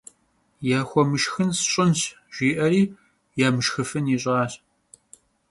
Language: Kabardian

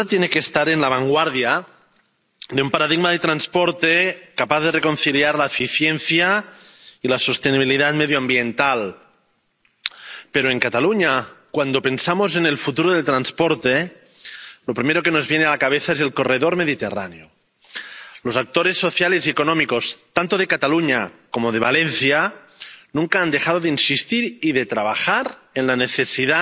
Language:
Spanish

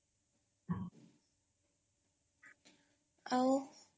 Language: Odia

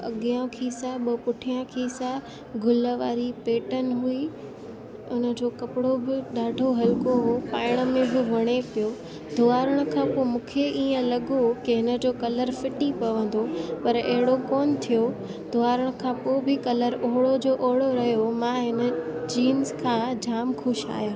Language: Sindhi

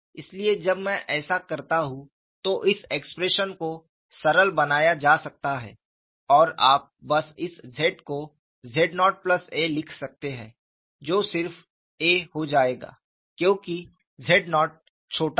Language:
Hindi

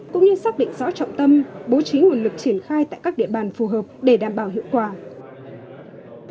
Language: Vietnamese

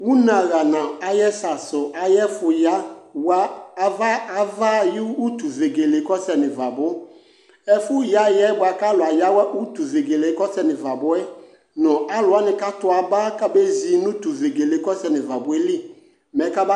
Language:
Ikposo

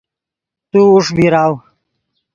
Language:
Yidgha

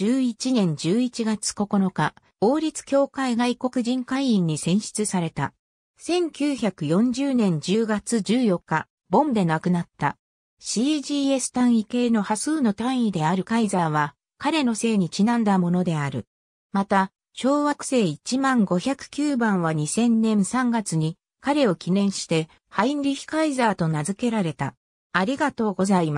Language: Japanese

